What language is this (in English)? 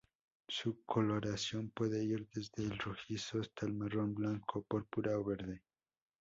Spanish